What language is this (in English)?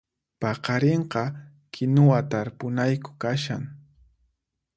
Puno Quechua